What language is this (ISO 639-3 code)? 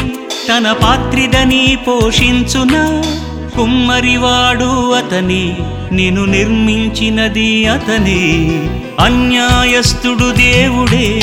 tel